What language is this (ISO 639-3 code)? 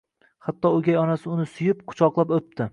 uzb